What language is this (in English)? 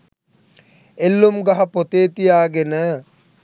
Sinhala